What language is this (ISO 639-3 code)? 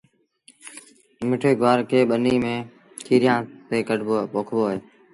sbn